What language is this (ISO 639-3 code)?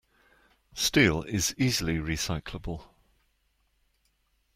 eng